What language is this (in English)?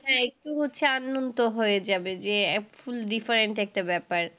Bangla